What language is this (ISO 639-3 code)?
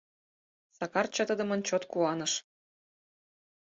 chm